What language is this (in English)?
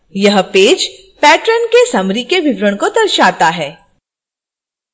Hindi